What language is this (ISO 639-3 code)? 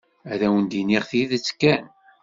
kab